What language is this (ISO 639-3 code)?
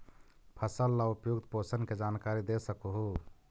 mag